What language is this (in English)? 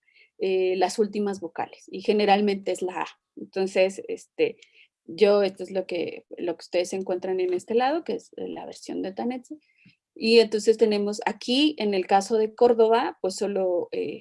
Spanish